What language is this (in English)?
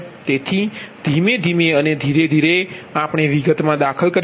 Gujarati